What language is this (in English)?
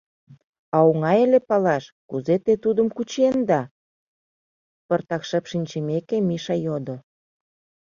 Mari